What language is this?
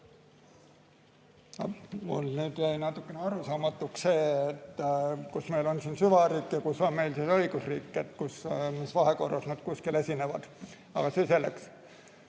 Estonian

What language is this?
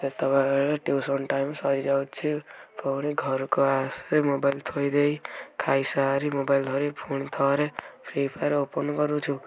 Odia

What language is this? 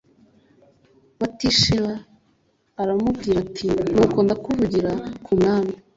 Kinyarwanda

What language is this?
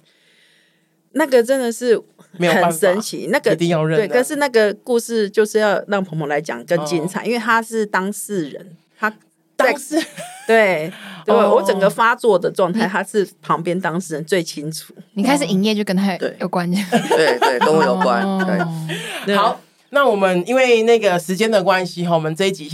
Chinese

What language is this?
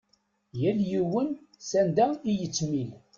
Kabyle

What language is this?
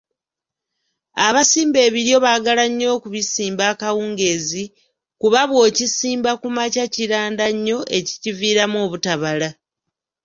Ganda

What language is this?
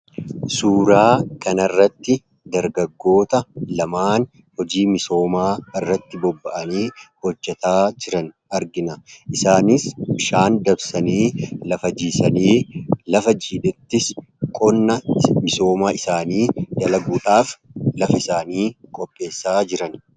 Oromo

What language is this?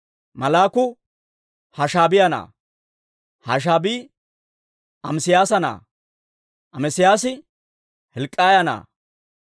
Dawro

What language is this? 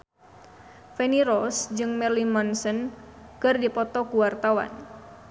Sundanese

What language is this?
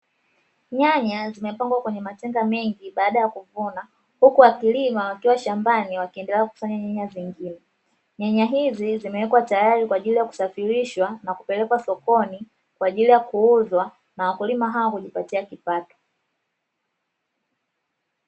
Swahili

